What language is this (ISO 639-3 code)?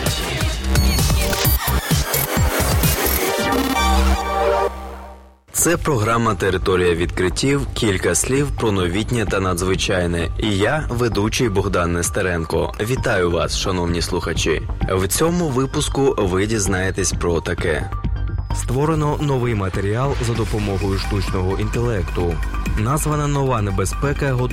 ukr